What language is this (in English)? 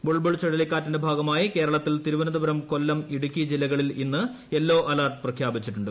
Malayalam